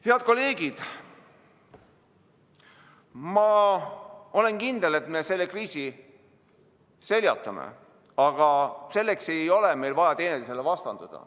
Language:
Estonian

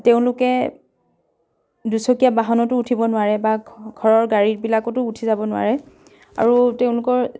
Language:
Assamese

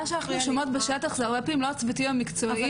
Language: Hebrew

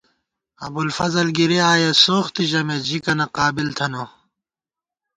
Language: Gawar-Bati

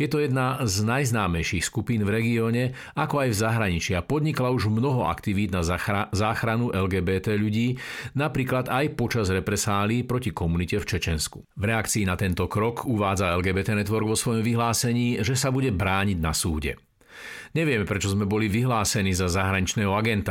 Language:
Slovak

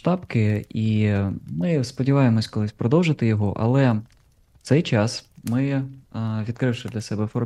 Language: Ukrainian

